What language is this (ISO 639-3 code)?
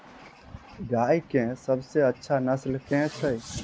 mai